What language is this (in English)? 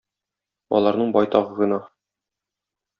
Tatar